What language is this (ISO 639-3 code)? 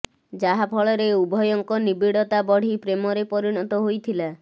ori